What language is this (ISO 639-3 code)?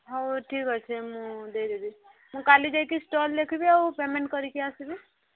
ori